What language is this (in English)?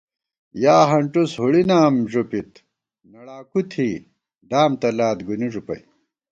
Gawar-Bati